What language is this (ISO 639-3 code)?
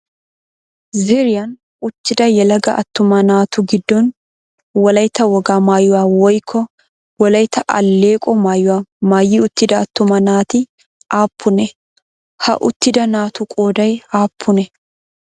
wal